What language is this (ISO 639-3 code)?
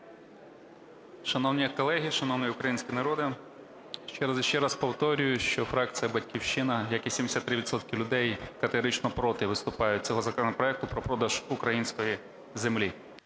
ukr